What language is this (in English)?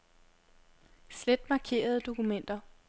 Danish